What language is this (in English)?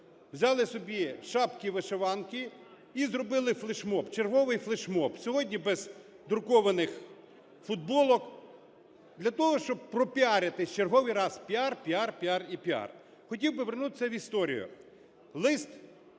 Ukrainian